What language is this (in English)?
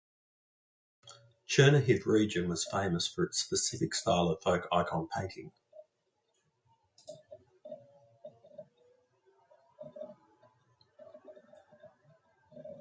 English